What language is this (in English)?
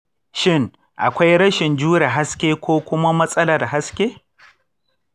Hausa